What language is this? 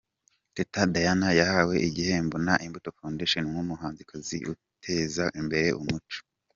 Kinyarwanda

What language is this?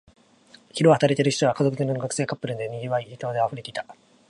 Japanese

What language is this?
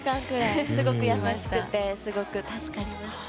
Japanese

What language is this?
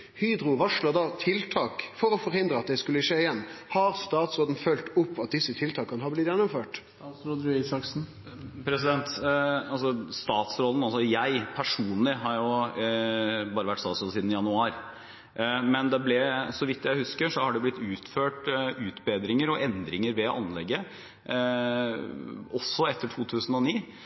Norwegian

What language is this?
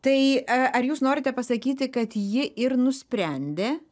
Lithuanian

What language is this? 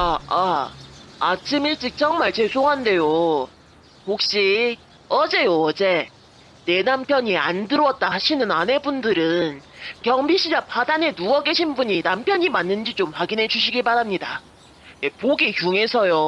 Korean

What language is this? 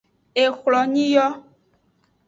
Aja (Benin)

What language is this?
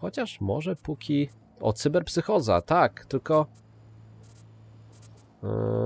Polish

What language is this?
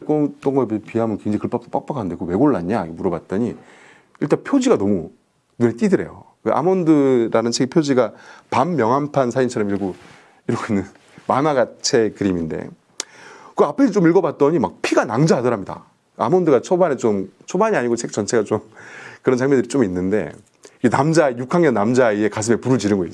Korean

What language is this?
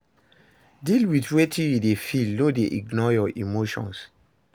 Nigerian Pidgin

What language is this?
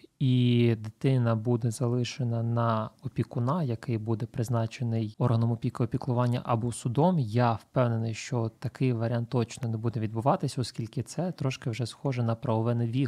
Ukrainian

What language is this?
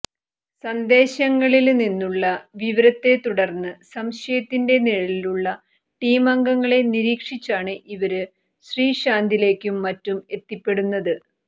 Malayalam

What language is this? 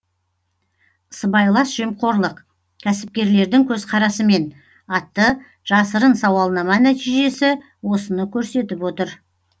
Kazakh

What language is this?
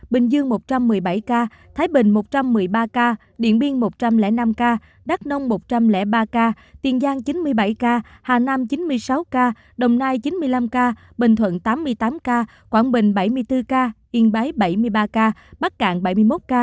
Vietnamese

